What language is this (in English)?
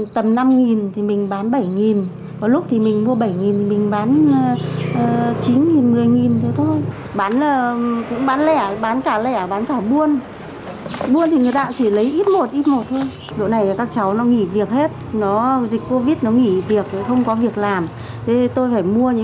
Vietnamese